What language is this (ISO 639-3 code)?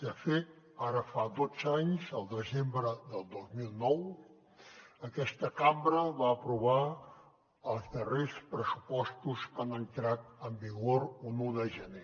cat